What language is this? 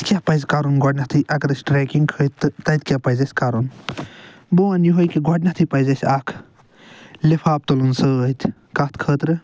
Kashmiri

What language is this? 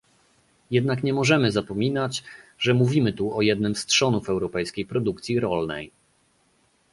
Polish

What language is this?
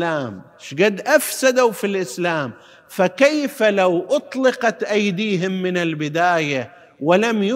Arabic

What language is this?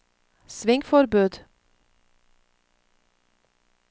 Norwegian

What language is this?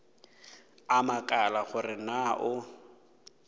Northern Sotho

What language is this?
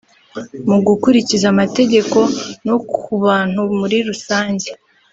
Kinyarwanda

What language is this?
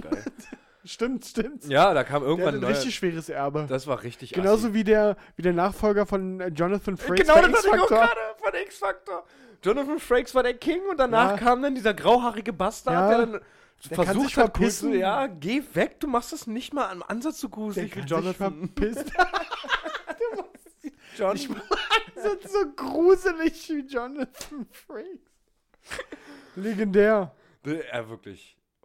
German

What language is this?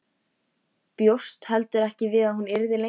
Icelandic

